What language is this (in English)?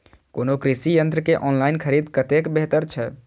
Maithili